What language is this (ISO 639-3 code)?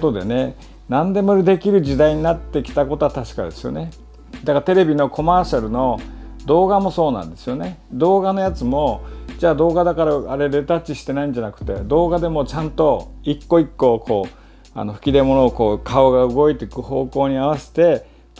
jpn